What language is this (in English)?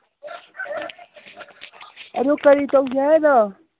Manipuri